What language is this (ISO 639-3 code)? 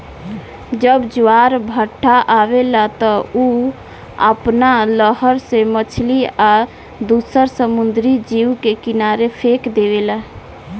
bho